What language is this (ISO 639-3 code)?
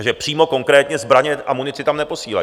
ces